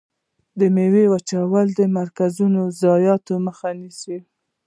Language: Pashto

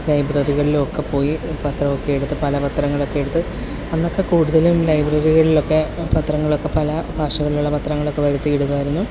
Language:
Malayalam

